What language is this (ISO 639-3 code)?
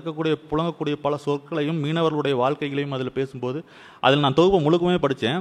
tam